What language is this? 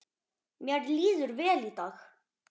Icelandic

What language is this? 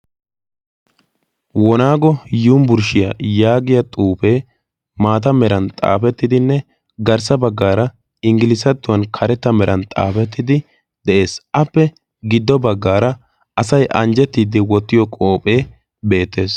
Wolaytta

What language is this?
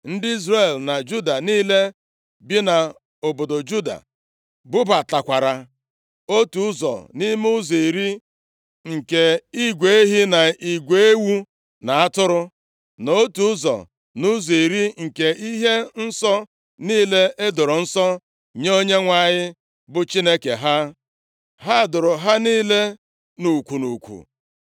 Igbo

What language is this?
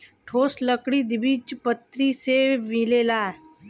Bhojpuri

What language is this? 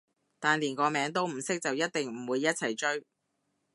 Cantonese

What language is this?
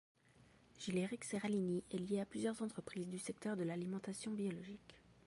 French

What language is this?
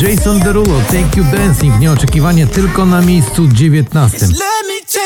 Polish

